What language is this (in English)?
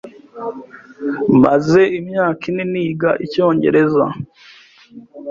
Kinyarwanda